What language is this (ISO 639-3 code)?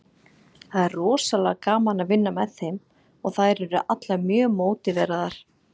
isl